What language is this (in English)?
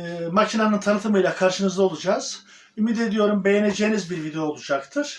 Turkish